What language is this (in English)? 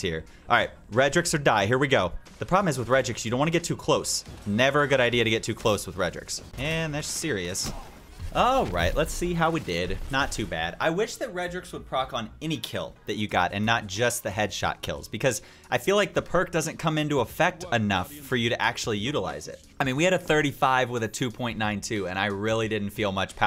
English